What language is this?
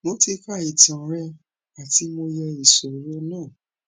Yoruba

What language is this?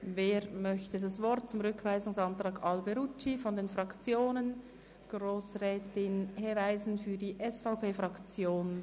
Swiss German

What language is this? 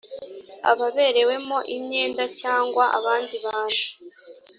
Kinyarwanda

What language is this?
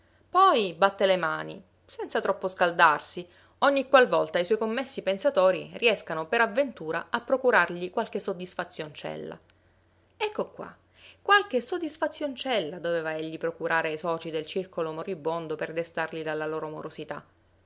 Italian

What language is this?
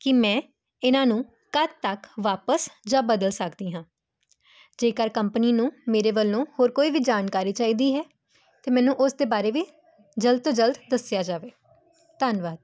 Punjabi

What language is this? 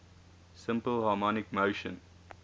English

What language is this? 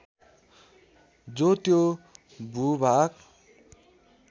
Nepali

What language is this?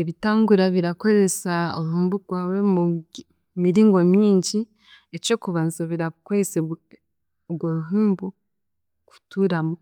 Chiga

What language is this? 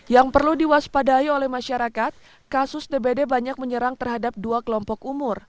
Indonesian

